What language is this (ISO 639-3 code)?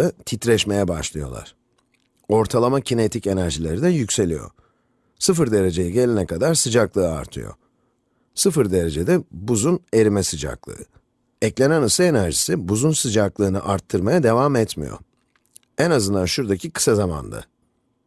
tur